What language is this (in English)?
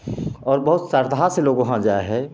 Maithili